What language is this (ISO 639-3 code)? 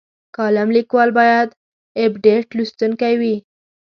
pus